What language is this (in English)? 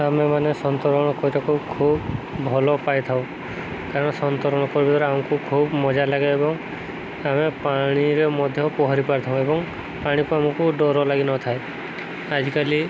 Odia